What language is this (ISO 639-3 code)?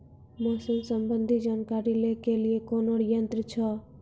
mai